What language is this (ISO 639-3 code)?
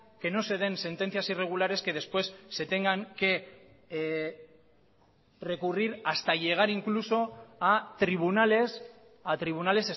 spa